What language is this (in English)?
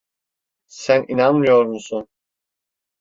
Turkish